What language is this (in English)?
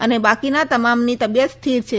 Gujarati